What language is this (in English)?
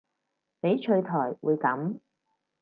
Cantonese